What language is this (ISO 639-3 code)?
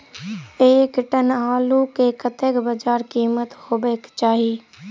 mai